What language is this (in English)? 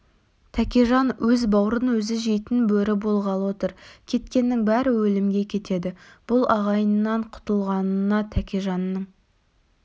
Kazakh